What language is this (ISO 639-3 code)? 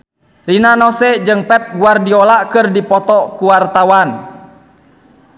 sun